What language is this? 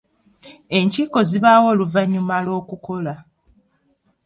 Ganda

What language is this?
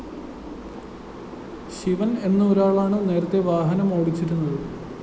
Malayalam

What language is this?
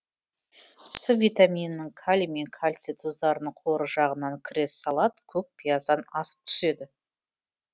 Kazakh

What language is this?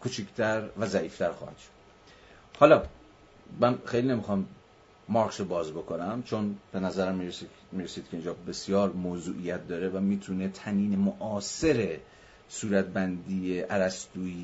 Persian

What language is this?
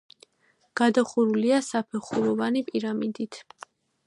Georgian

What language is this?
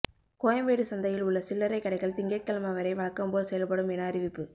Tamil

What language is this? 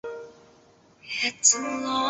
Chinese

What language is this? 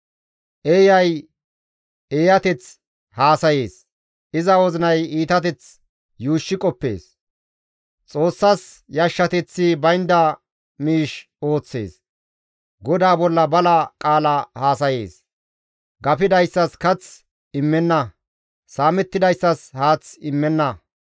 Gamo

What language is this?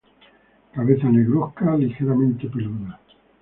Spanish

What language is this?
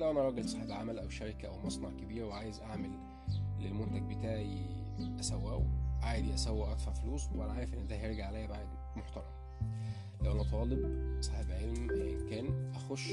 Arabic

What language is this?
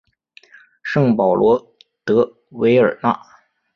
Chinese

